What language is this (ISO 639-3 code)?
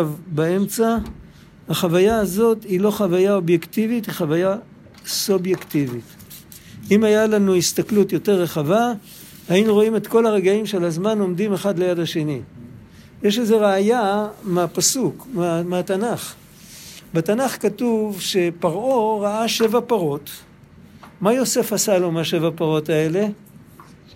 heb